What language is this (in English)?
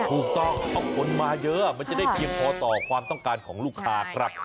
Thai